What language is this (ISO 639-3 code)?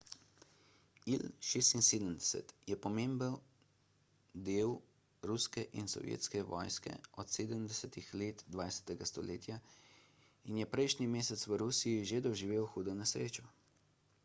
slv